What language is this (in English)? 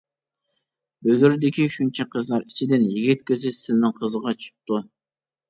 Uyghur